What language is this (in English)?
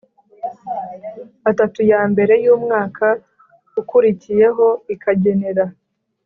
Kinyarwanda